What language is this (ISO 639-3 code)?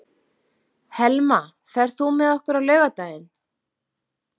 isl